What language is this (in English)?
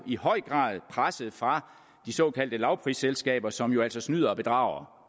Danish